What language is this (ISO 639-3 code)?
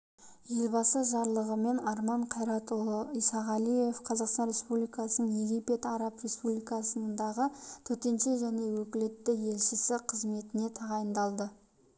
kaz